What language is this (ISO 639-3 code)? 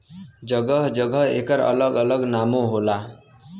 bho